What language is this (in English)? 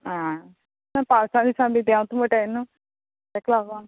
Konkani